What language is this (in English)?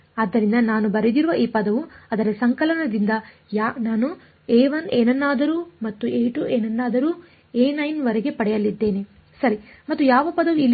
Kannada